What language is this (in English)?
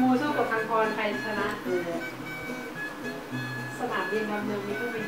Thai